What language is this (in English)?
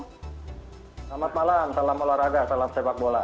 Indonesian